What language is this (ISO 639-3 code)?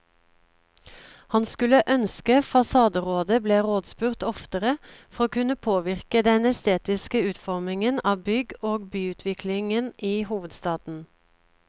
nor